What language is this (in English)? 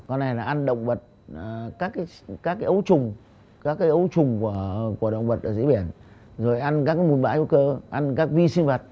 Vietnamese